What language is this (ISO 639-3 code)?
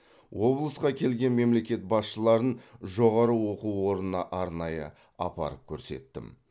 kaz